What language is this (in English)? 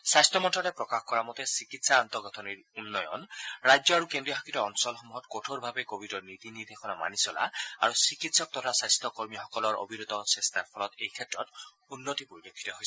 Assamese